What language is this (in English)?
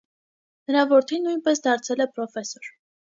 Armenian